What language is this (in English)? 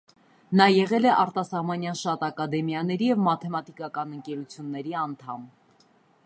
Armenian